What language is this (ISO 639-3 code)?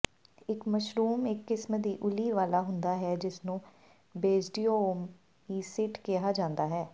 pan